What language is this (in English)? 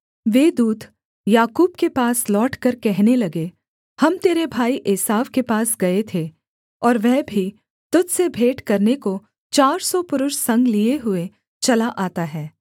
Hindi